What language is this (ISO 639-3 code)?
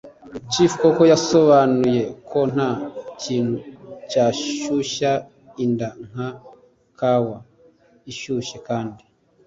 kin